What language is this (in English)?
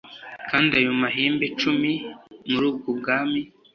Kinyarwanda